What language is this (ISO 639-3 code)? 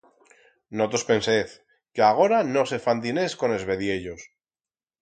arg